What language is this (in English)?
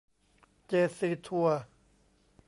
Thai